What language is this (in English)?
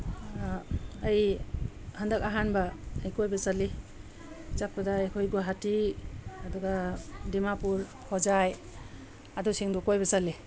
Manipuri